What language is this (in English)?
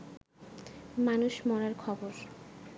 Bangla